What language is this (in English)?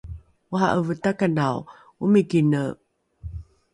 Rukai